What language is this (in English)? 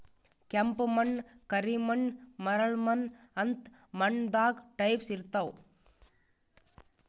Kannada